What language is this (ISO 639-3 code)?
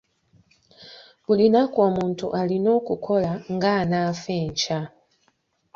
lug